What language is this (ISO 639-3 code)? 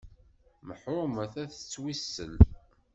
kab